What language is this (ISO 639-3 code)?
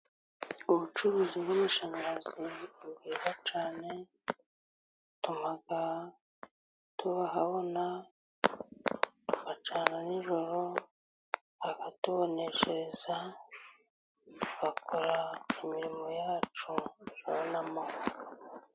kin